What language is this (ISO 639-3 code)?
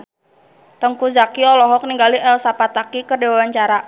sun